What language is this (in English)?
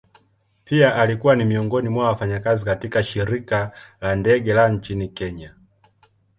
Swahili